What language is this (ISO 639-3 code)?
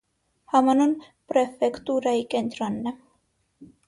hye